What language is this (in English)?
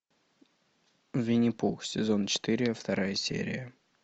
Russian